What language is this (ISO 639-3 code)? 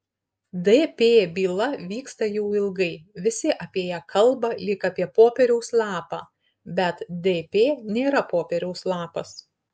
lit